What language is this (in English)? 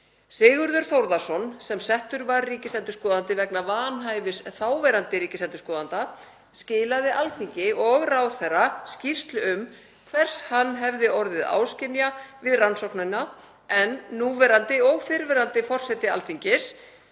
Icelandic